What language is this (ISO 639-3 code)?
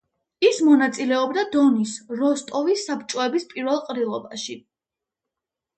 kat